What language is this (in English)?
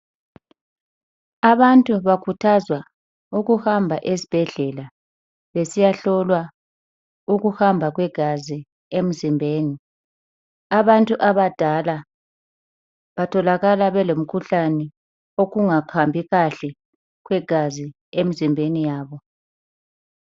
North Ndebele